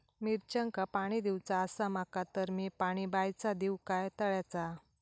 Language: Marathi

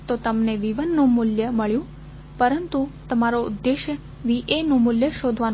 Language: Gujarati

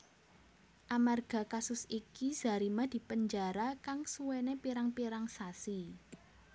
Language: Javanese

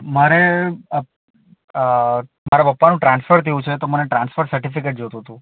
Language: Gujarati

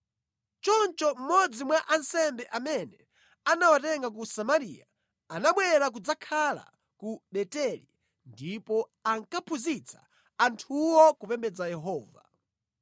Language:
Nyanja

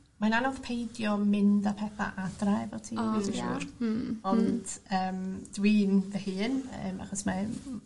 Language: Welsh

